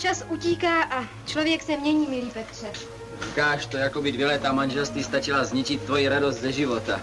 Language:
Czech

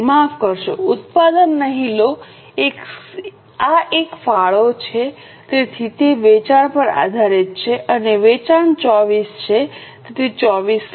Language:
Gujarati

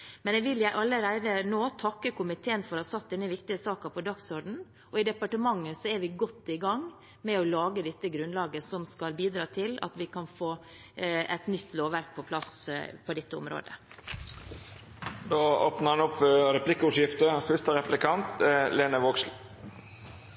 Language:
Norwegian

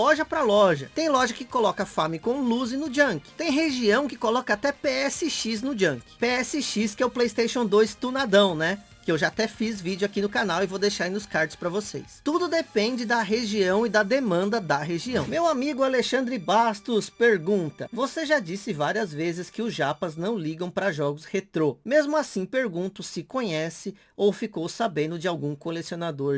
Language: Portuguese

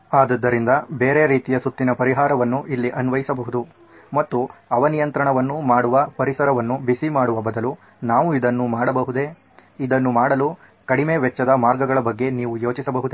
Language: Kannada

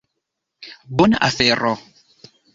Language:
Esperanto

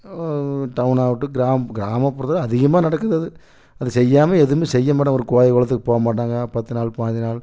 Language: Tamil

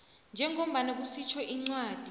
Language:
South Ndebele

